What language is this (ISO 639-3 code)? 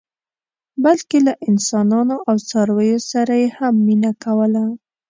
pus